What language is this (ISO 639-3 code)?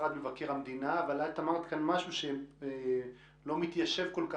heb